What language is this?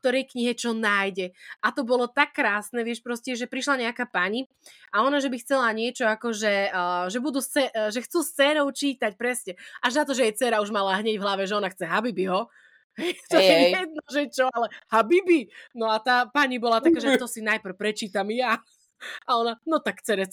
Slovak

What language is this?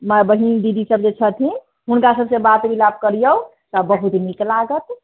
Maithili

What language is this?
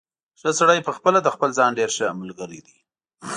Pashto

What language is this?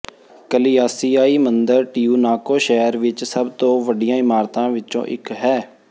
Punjabi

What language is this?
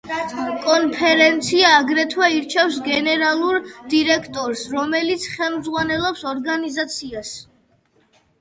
Georgian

